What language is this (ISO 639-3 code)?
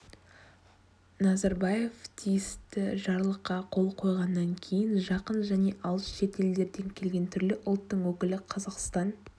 kaz